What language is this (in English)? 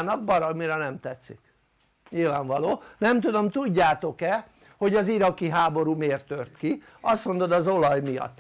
Hungarian